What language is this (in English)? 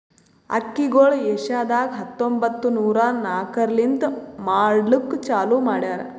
Kannada